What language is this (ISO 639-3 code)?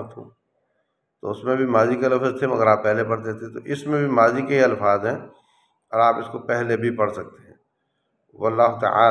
ara